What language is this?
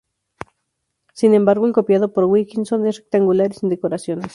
Spanish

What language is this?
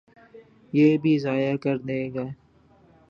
Urdu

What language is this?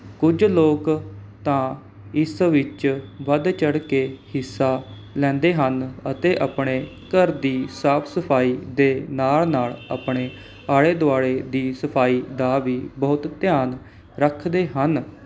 Punjabi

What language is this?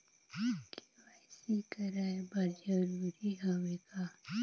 Chhattisgarhi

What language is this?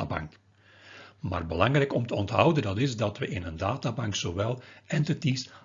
Dutch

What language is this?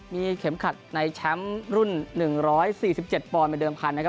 Thai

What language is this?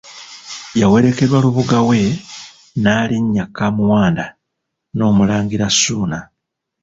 Ganda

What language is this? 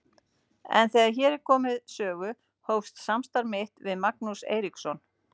Icelandic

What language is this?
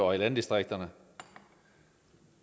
Danish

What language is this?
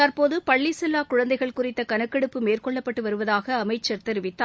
Tamil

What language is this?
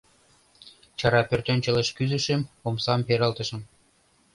Mari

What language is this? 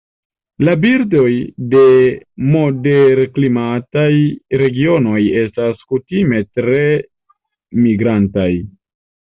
Esperanto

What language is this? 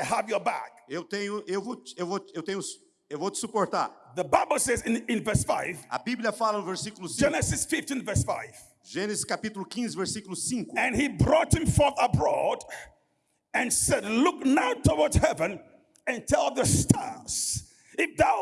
Portuguese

